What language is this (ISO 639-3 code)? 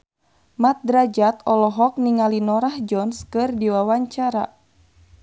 sun